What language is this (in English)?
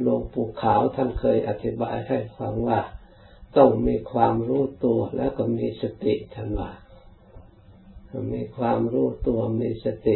Thai